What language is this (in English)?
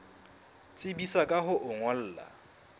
Southern Sotho